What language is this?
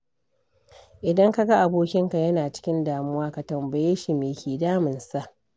Hausa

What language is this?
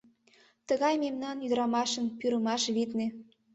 Mari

